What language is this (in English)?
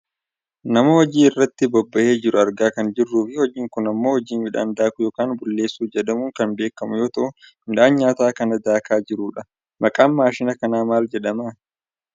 Oromo